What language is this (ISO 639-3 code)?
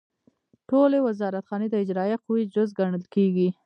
pus